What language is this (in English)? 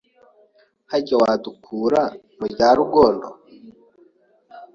Kinyarwanda